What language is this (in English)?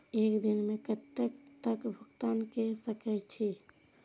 Maithili